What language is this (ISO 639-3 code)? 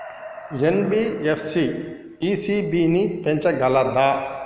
tel